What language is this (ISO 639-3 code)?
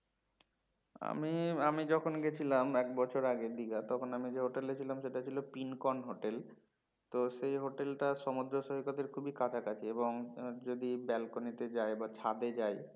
ben